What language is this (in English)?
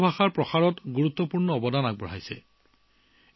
Assamese